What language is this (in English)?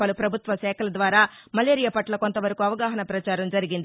Telugu